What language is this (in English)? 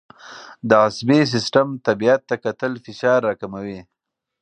Pashto